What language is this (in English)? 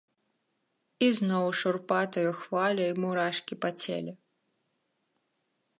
Belarusian